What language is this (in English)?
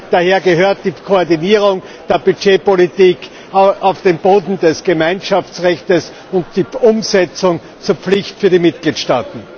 German